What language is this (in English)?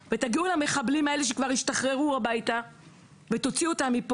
Hebrew